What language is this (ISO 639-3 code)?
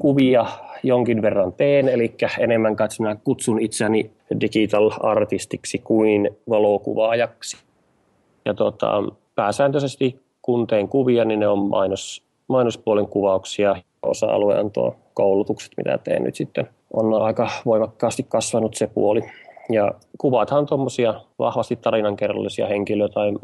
fin